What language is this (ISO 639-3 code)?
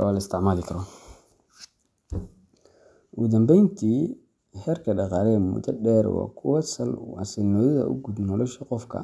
som